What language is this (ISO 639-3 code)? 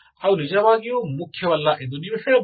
kan